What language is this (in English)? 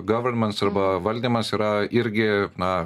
Lithuanian